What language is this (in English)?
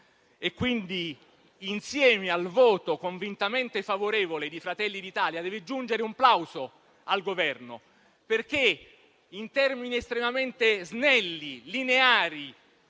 Italian